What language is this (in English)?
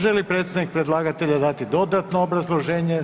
Croatian